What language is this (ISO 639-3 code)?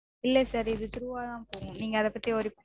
tam